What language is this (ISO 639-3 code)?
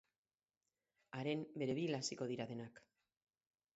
eus